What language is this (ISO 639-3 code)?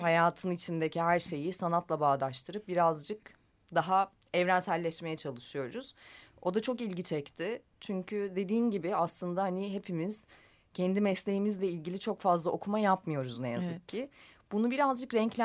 tur